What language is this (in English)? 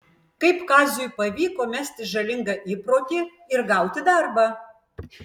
Lithuanian